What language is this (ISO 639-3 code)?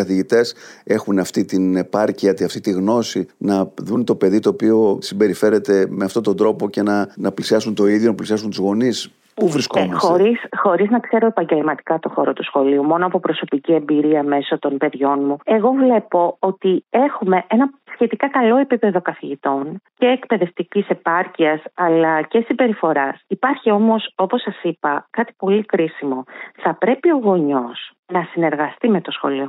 ell